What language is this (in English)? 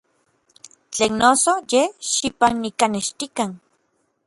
Orizaba Nahuatl